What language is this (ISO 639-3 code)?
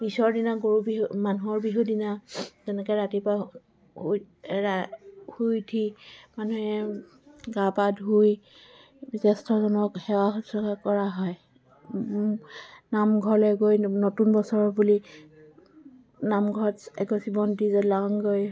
asm